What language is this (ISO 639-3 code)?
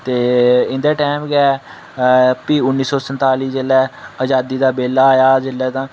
doi